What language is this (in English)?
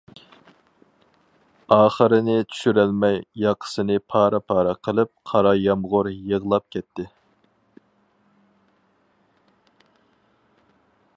Uyghur